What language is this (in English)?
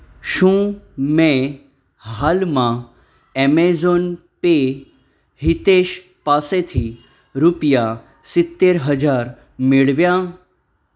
Gujarati